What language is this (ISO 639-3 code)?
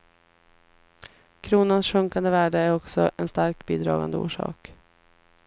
swe